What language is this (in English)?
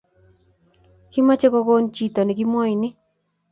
Kalenjin